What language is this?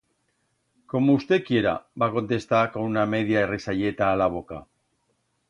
Aragonese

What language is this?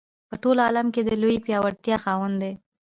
Pashto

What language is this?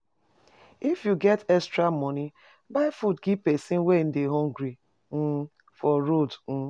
Nigerian Pidgin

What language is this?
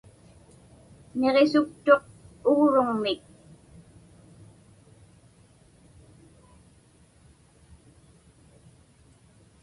Inupiaq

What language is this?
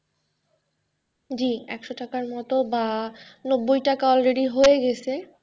Bangla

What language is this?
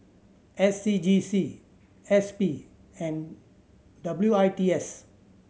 English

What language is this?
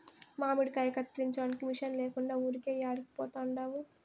Telugu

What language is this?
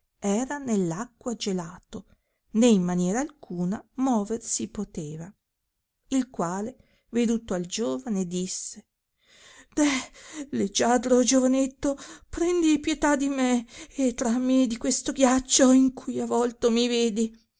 Italian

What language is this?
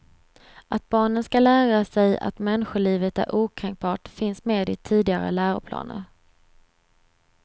Swedish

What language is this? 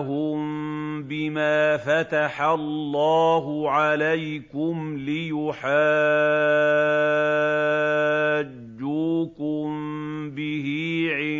Arabic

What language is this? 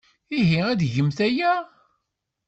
Kabyle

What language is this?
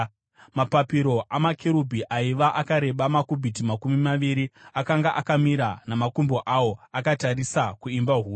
Shona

